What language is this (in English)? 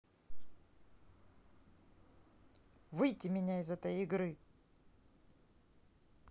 Russian